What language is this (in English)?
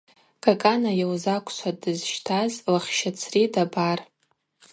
Abaza